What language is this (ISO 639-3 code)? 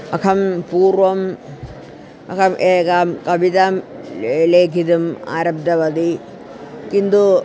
san